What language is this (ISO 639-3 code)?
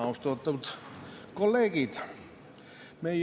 est